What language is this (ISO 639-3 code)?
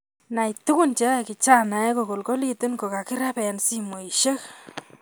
kln